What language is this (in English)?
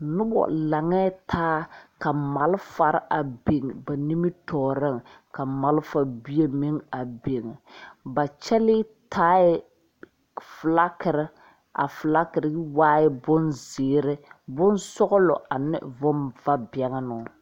Southern Dagaare